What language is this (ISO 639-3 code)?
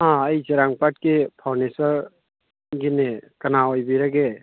mni